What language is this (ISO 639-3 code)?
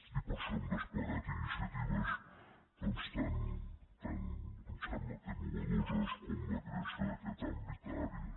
cat